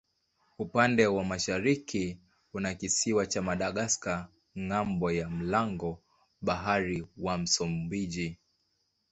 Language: Swahili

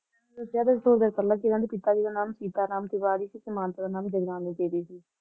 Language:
Punjabi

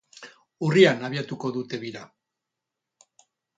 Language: Basque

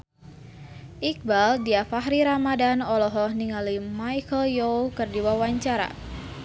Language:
Sundanese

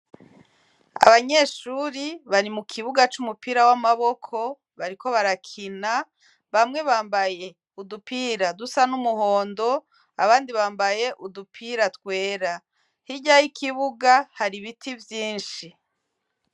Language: Rundi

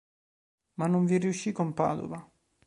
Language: Italian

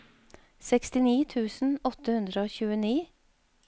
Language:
Norwegian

